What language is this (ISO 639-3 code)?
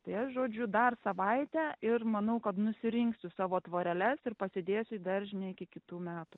lit